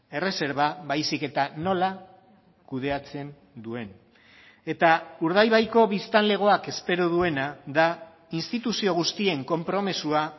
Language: Basque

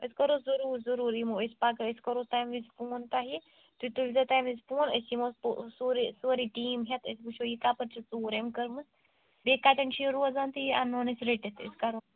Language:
Kashmiri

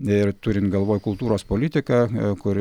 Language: Lithuanian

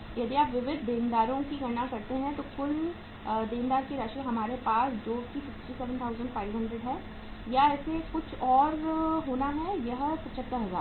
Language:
Hindi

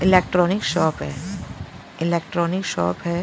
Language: Hindi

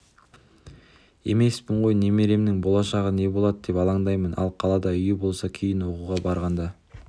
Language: Kazakh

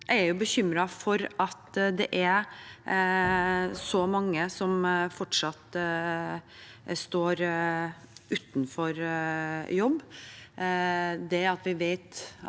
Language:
Norwegian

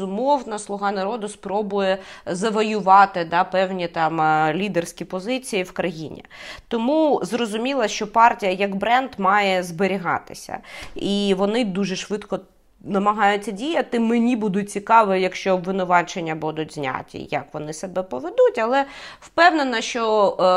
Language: Ukrainian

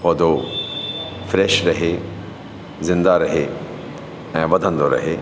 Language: Sindhi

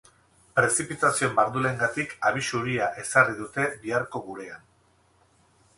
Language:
Basque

